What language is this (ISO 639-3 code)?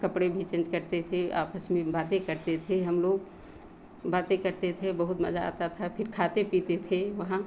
hin